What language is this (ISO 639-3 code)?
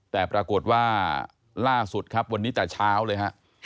tha